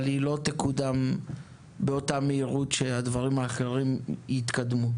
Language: Hebrew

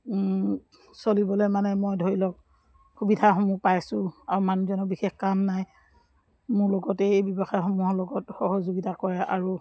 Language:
Assamese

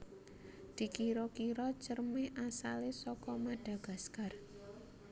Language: Javanese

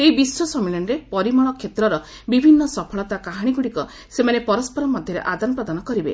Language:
Odia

